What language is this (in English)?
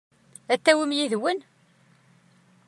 Kabyle